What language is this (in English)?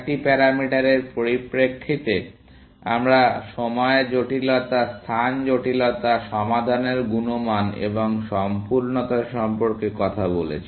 Bangla